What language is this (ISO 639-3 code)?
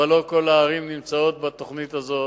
heb